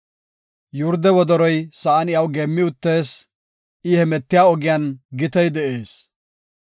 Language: Gofa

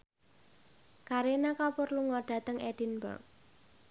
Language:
Javanese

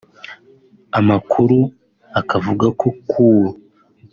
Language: Kinyarwanda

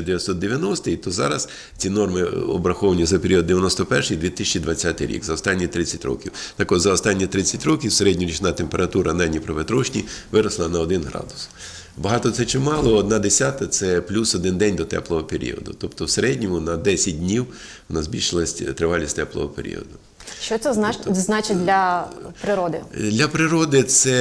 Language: Ukrainian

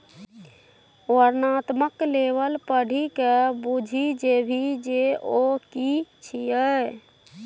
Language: Maithili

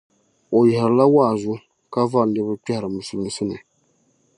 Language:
Dagbani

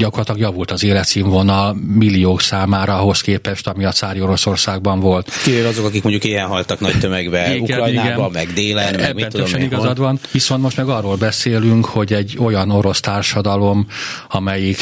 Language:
Hungarian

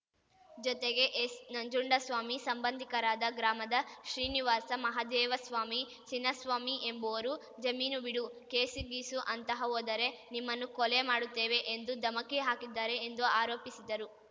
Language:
Kannada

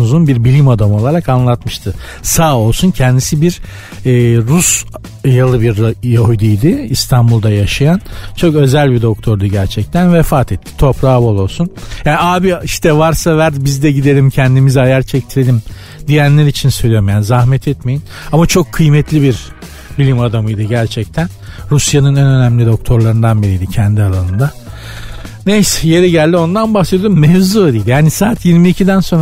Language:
Turkish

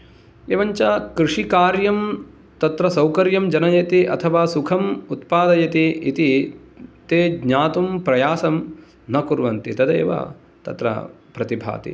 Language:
Sanskrit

